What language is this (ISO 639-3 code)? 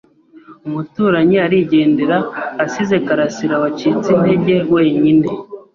kin